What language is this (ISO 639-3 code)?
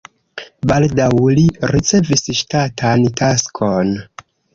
epo